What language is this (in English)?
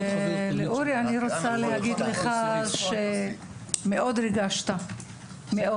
Hebrew